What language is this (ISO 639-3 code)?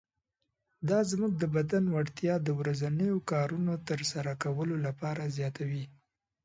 pus